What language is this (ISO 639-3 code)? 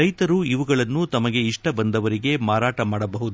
kan